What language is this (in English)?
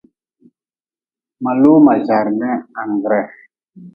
Nawdm